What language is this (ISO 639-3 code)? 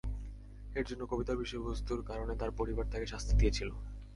ben